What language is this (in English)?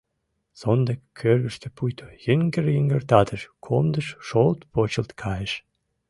Mari